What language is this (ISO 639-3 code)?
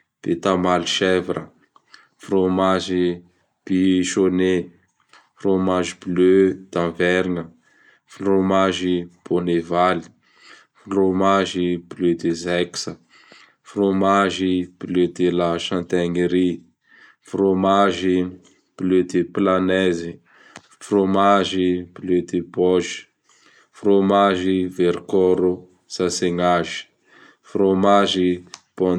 bhr